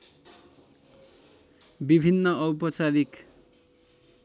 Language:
Nepali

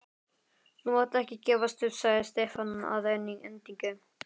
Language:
Icelandic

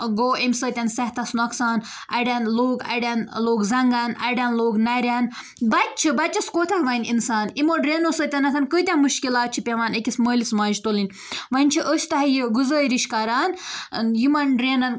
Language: Kashmiri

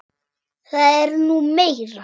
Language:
Icelandic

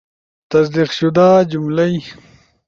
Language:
Ushojo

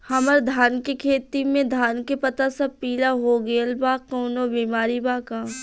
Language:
Bhojpuri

